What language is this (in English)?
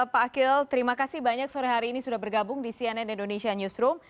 Indonesian